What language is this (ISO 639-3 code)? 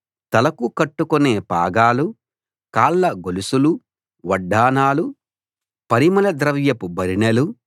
tel